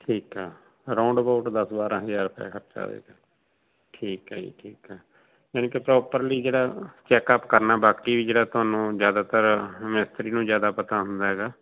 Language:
Punjabi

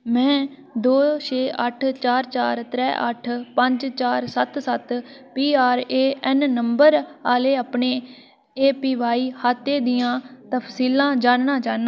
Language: Dogri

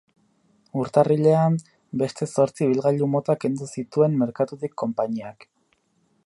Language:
Basque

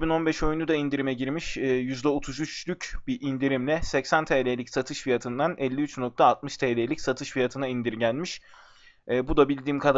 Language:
Turkish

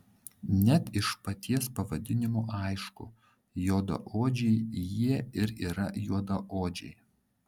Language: Lithuanian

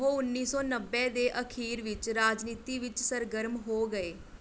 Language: Punjabi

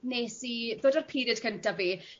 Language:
Welsh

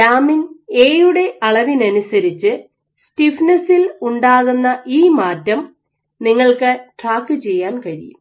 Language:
Malayalam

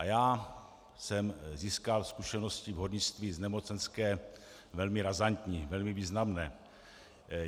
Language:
Czech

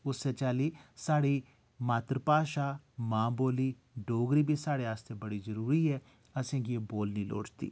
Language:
Dogri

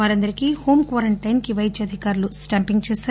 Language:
Telugu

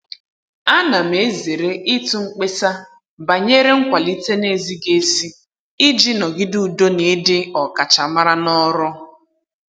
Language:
Igbo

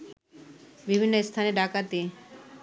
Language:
Bangla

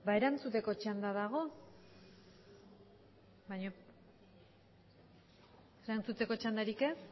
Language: Basque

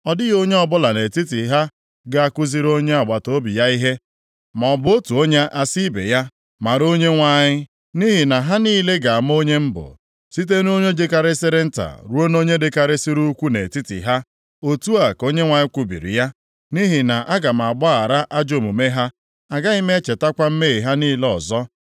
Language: Igbo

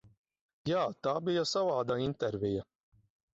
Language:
Latvian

